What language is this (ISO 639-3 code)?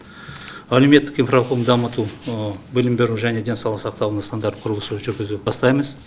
kaz